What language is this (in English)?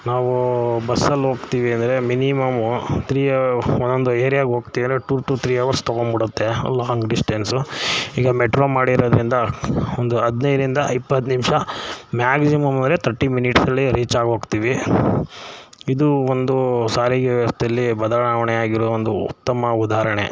Kannada